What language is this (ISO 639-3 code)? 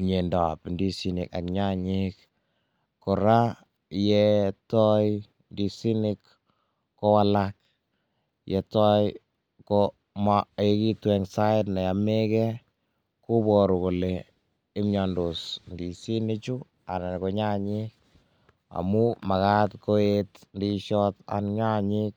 kln